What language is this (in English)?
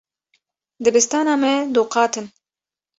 Kurdish